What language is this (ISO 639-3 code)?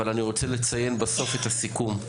heb